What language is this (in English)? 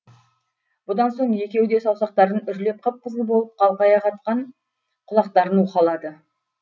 Kazakh